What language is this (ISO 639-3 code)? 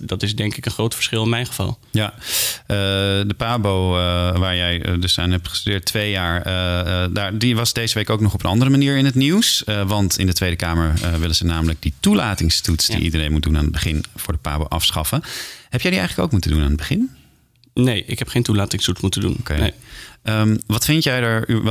nld